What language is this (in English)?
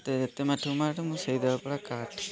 Odia